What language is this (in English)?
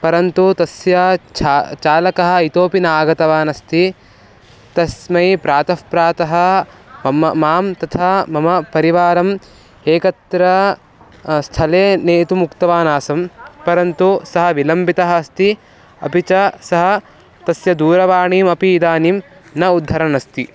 Sanskrit